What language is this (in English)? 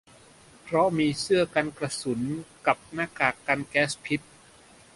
Thai